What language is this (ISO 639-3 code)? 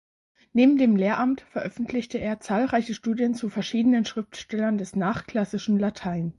deu